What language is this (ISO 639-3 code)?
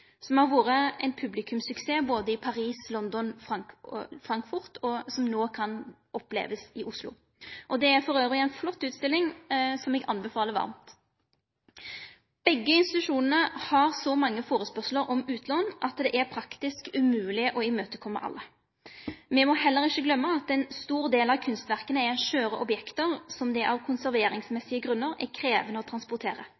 nno